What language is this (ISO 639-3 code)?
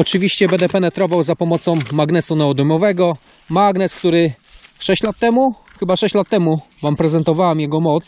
pol